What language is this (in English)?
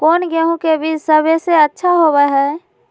Magahi